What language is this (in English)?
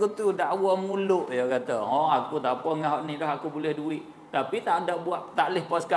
Malay